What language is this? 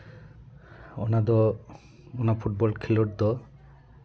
Santali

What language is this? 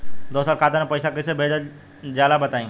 Bhojpuri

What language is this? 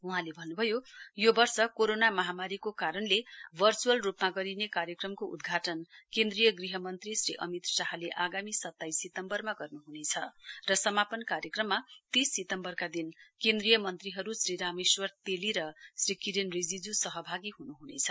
Nepali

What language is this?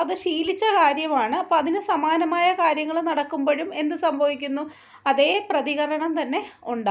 Malayalam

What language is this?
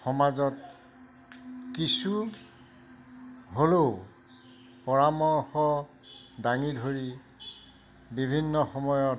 Assamese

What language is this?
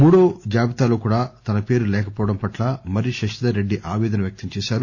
Telugu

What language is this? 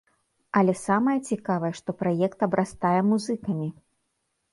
Belarusian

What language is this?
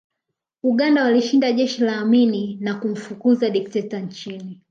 Swahili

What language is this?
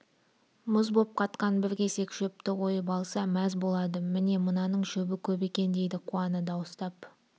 Kazakh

